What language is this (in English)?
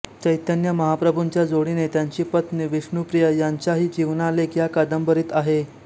Marathi